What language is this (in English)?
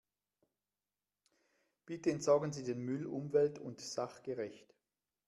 German